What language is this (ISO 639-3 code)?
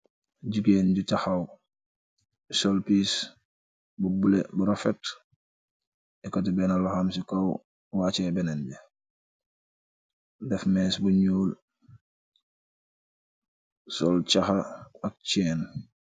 wol